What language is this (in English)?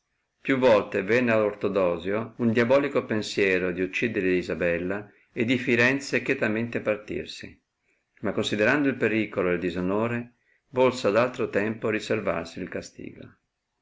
Italian